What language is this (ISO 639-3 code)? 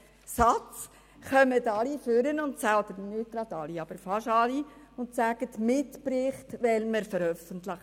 gsw